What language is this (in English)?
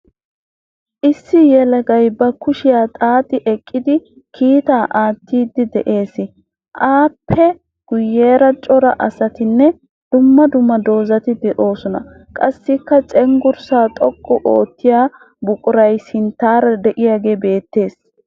Wolaytta